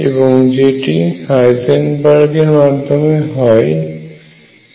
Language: Bangla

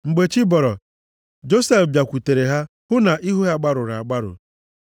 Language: Igbo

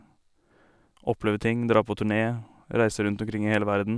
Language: Norwegian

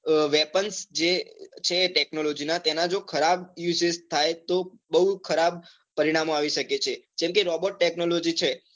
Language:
Gujarati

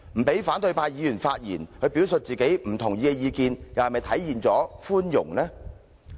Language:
Cantonese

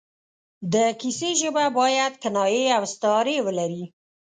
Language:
Pashto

